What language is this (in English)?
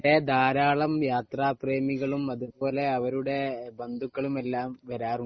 Malayalam